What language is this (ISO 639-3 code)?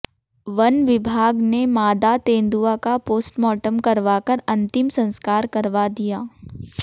hin